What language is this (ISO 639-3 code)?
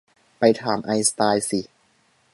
tha